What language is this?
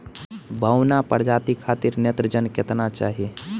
Bhojpuri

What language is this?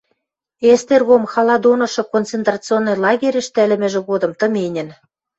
Western Mari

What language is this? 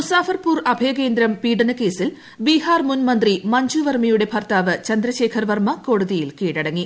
Malayalam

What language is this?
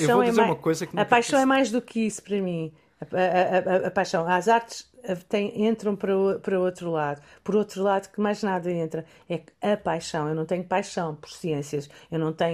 Portuguese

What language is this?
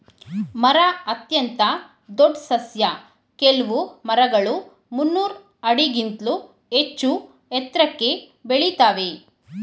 Kannada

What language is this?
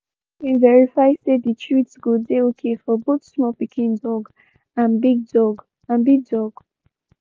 Nigerian Pidgin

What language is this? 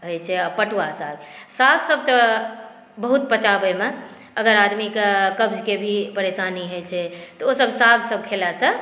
Maithili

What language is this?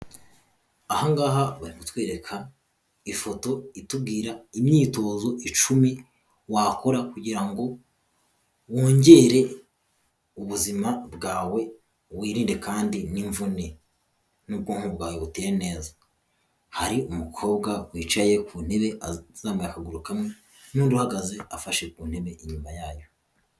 Kinyarwanda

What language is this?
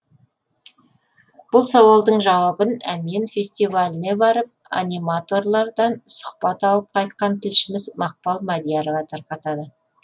Kazakh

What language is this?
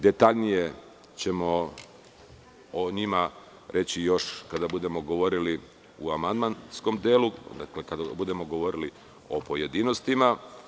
Serbian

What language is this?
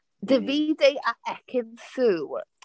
Welsh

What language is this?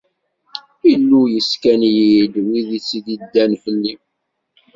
Kabyle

